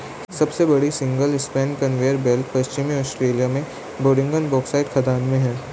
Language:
Hindi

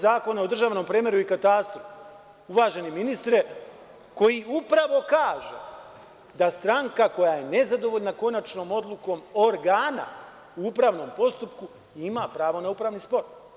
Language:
Serbian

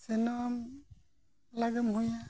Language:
Santali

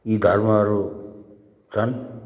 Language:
Nepali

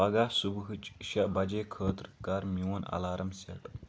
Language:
Kashmiri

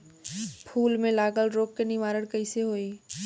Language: Bhojpuri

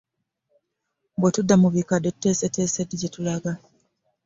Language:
Ganda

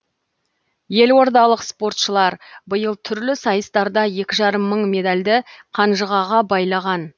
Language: Kazakh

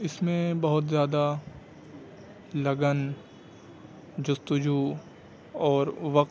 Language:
Urdu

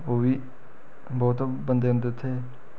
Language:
Dogri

